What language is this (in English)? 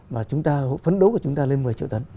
Vietnamese